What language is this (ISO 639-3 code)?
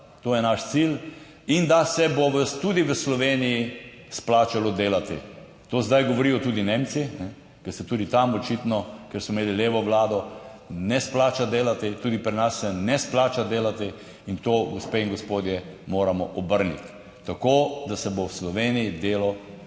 slv